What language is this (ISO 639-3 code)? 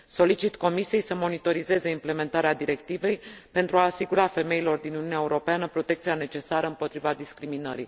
ron